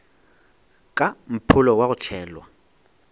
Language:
Northern Sotho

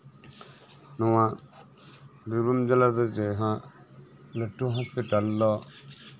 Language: Santali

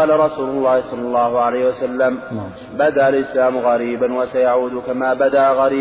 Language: Arabic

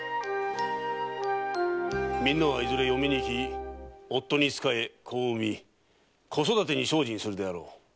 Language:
Japanese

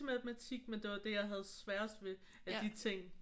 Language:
Danish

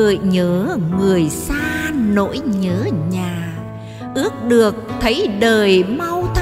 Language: Vietnamese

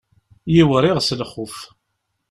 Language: Kabyle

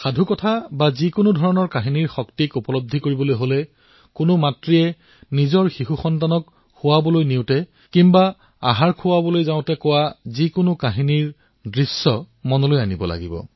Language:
Assamese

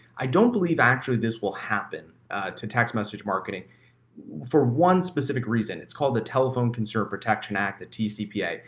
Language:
English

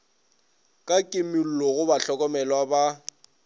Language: Northern Sotho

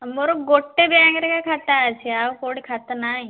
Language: Odia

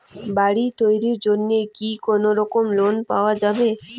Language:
Bangla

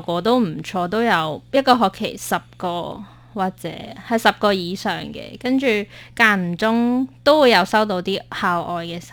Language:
Chinese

